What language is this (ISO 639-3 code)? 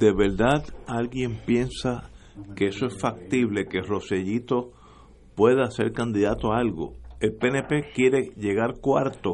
spa